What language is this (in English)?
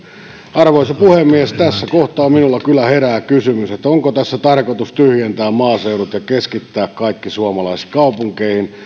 Finnish